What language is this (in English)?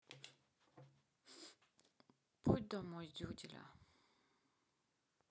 Russian